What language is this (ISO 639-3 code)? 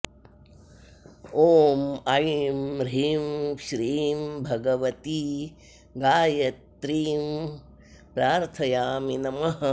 san